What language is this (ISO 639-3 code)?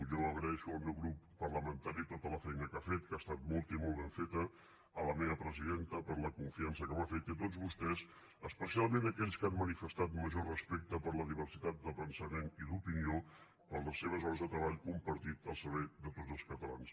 cat